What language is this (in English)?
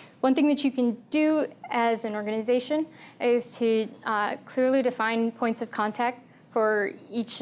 English